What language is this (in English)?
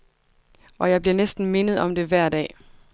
Danish